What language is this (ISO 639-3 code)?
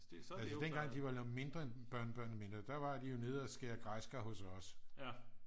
dan